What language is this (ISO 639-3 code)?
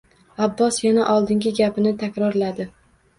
uzb